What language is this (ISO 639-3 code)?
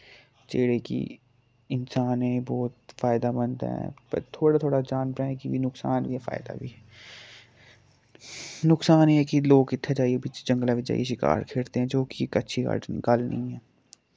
doi